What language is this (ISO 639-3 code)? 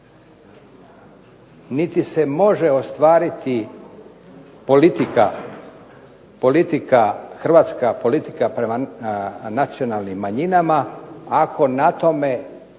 hrv